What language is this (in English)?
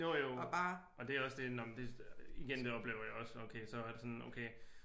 Danish